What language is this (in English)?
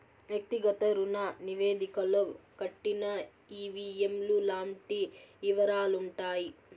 Telugu